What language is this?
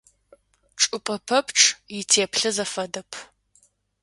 Adyghe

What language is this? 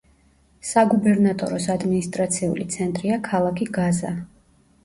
Georgian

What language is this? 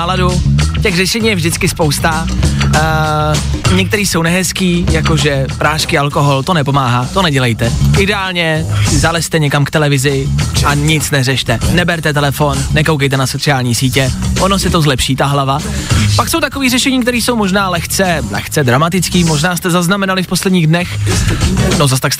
Czech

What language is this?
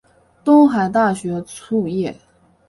Chinese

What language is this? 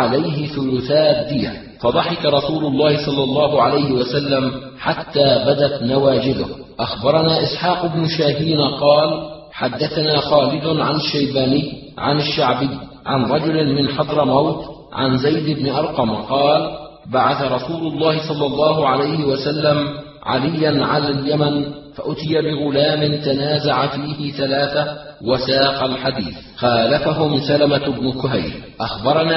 Arabic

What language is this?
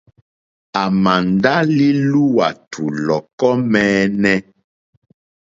Mokpwe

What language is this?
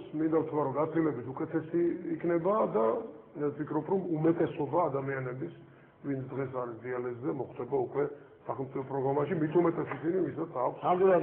Turkish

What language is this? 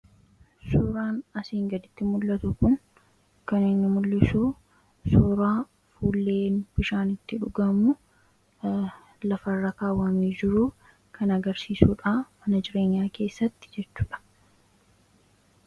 Oromo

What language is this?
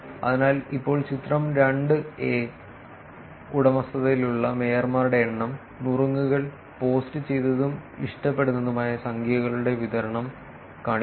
Malayalam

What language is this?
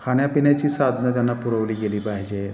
Marathi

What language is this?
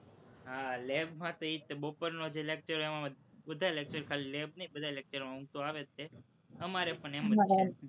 Gujarati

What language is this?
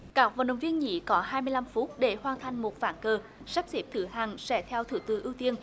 Vietnamese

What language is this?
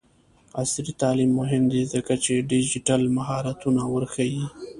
Pashto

